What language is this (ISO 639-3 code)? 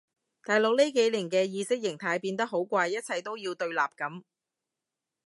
yue